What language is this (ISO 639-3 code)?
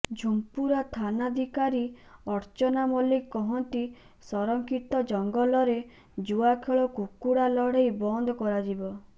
ori